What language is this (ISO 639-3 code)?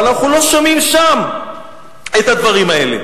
heb